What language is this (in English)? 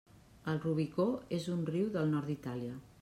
Catalan